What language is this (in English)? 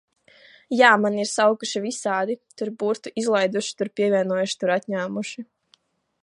Latvian